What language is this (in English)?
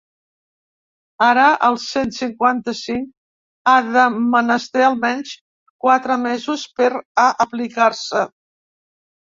Catalan